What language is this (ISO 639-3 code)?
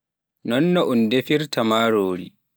fuf